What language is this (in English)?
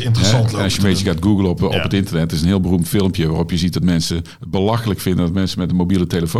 Dutch